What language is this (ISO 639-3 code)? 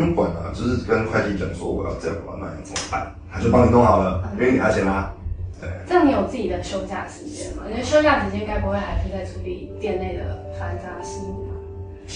zho